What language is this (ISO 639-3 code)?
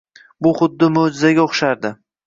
uzb